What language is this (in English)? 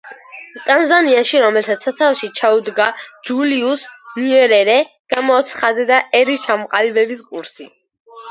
Georgian